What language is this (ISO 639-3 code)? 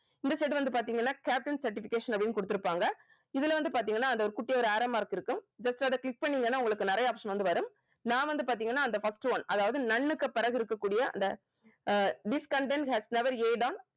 tam